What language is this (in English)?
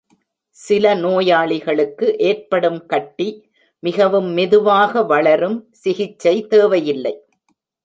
Tamil